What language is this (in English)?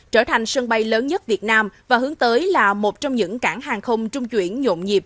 Vietnamese